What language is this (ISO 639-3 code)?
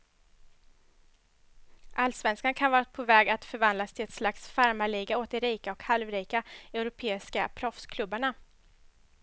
swe